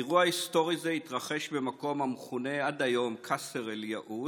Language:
Hebrew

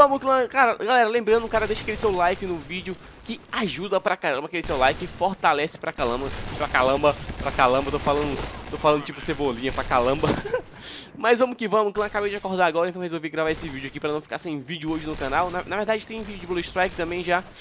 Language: Portuguese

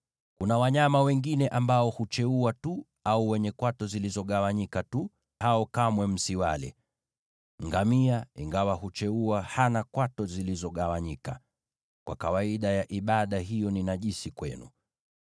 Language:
Swahili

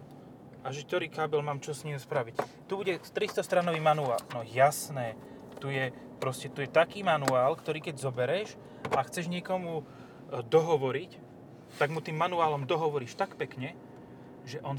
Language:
Slovak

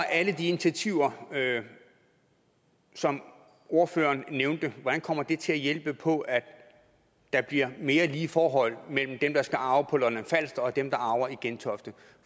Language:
Danish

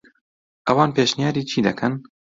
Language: Central Kurdish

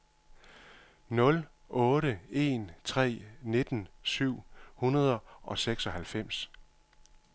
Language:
Danish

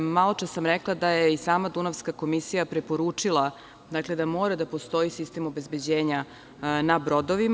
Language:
Serbian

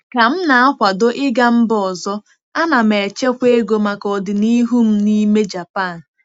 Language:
Igbo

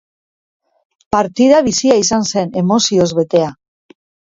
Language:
Basque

